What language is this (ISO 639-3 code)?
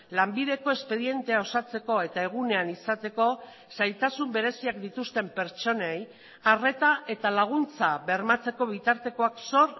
eus